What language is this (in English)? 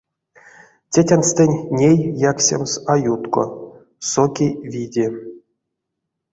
Erzya